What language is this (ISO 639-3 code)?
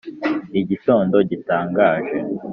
kin